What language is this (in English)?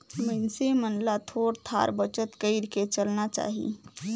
Chhattisgarhi